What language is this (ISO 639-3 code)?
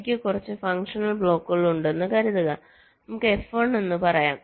mal